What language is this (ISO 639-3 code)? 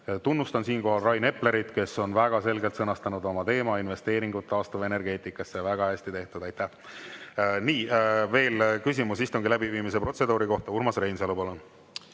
est